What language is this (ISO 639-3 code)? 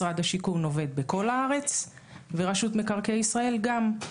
heb